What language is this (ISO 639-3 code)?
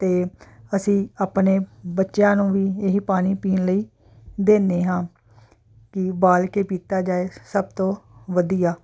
pan